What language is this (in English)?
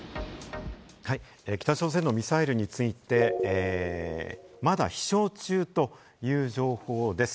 Japanese